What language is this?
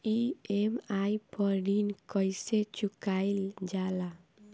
Bhojpuri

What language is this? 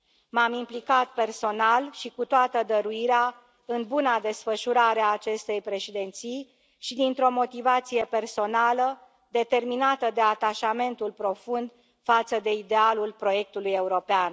Romanian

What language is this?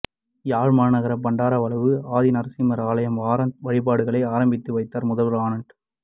Tamil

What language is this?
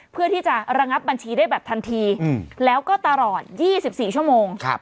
Thai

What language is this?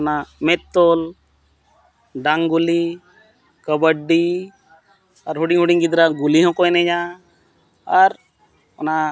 Santali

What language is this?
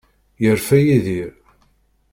Kabyle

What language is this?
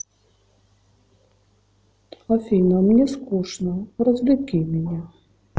Russian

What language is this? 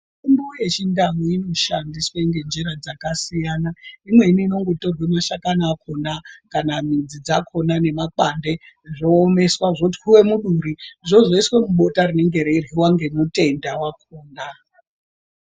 Ndau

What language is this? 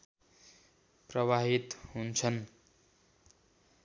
Nepali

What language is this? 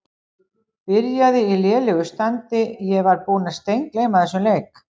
Icelandic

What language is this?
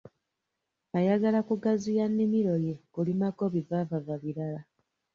Ganda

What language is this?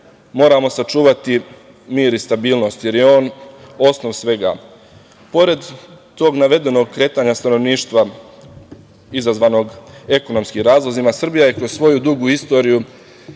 Serbian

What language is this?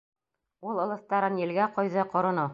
Bashkir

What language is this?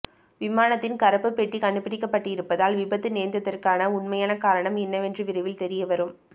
Tamil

